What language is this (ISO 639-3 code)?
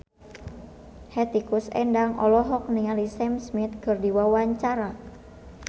sun